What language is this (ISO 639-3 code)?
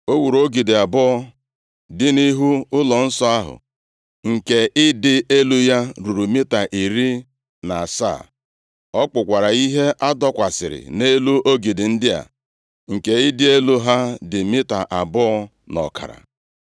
ibo